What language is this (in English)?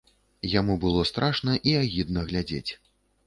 Belarusian